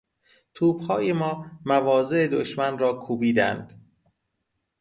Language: Persian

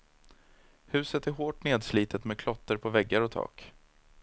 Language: Swedish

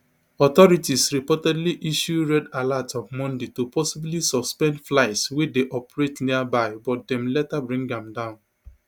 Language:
Nigerian Pidgin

